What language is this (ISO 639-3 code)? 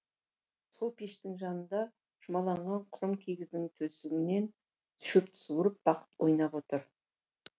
kaz